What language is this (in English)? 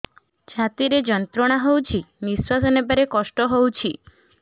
Odia